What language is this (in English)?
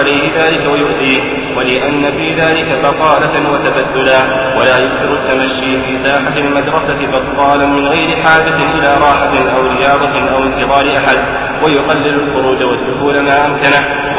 Arabic